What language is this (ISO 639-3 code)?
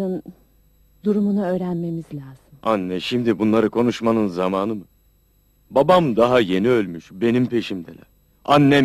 tur